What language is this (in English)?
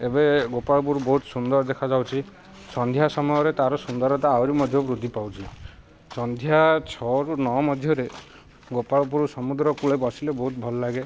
Odia